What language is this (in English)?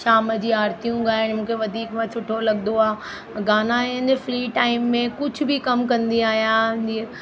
Sindhi